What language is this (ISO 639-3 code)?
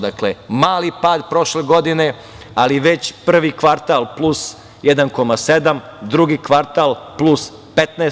srp